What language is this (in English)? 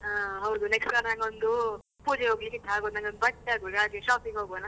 Kannada